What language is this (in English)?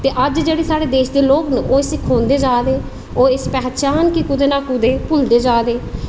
Dogri